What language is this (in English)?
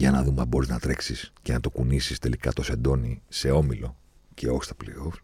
Greek